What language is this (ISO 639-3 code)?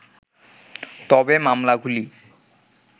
ben